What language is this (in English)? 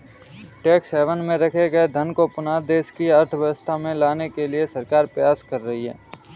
Hindi